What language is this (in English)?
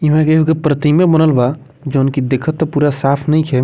Bhojpuri